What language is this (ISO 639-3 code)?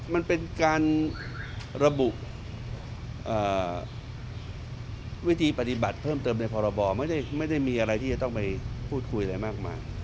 tha